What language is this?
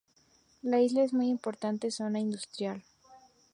Spanish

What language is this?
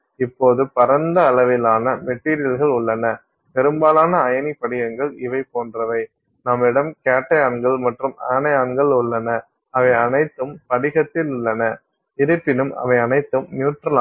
Tamil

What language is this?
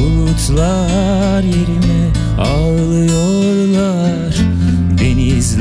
Turkish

